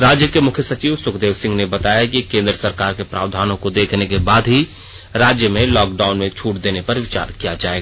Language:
Hindi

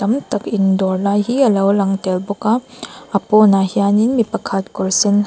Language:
Mizo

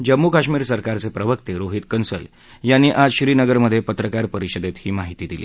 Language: Marathi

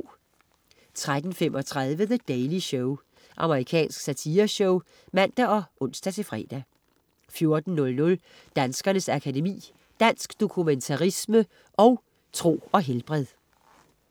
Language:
Danish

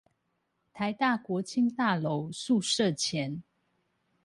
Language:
Chinese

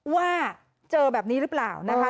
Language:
Thai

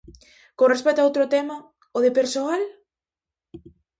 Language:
Galician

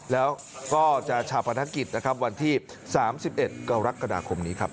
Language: Thai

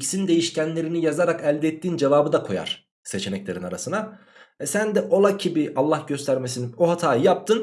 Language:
Turkish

